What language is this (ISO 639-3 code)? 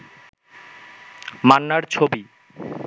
ben